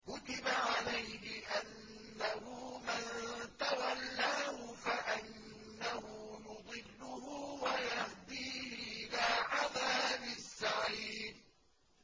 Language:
Arabic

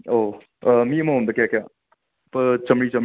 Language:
Manipuri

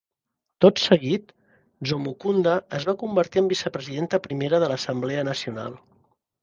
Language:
Catalan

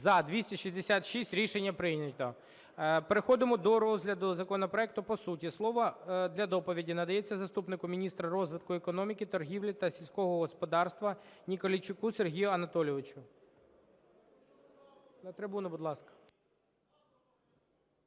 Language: Ukrainian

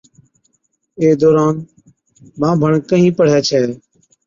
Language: Od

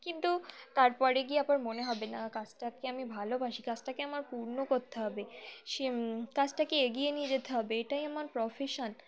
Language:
Bangla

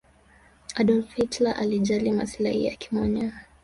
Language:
Swahili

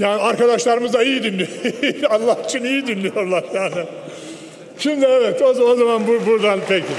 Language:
Turkish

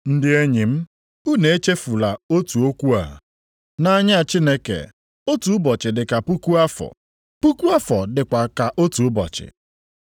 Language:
Igbo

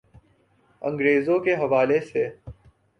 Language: Urdu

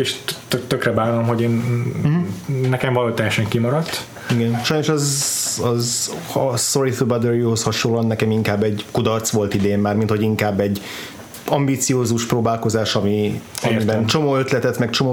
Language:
Hungarian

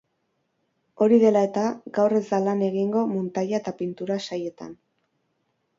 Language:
Basque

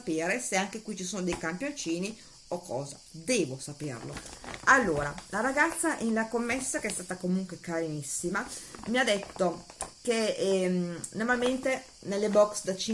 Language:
Italian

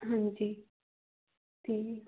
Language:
Punjabi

